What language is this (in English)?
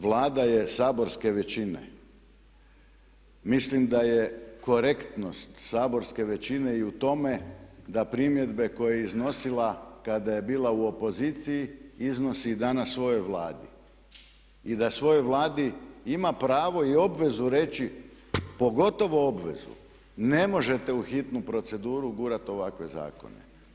Croatian